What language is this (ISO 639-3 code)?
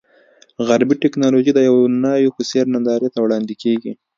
pus